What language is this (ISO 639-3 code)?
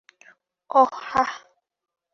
ben